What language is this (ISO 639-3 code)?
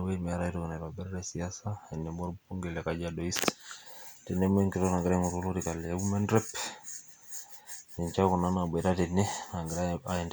mas